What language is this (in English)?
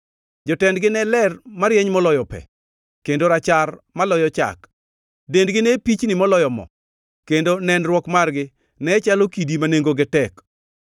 Luo (Kenya and Tanzania)